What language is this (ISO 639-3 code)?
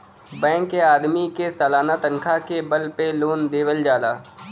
bho